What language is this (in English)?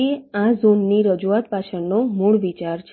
Gujarati